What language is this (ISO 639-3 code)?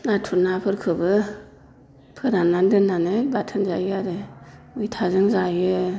brx